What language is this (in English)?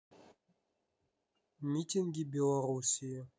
Russian